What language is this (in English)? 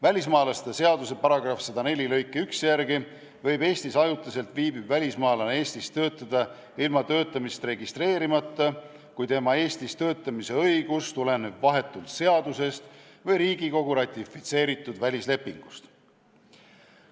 Estonian